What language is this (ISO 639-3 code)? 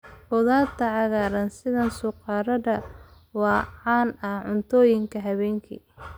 som